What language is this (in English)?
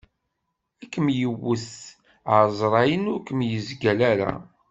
Kabyle